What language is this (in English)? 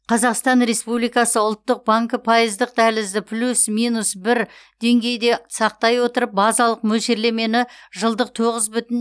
Kazakh